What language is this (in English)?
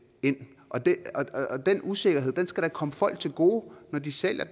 Danish